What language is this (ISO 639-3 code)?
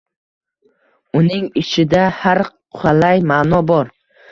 uzb